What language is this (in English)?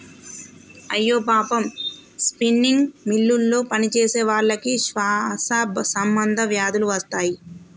Telugu